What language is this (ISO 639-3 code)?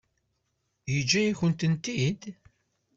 kab